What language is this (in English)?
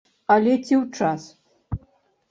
Belarusian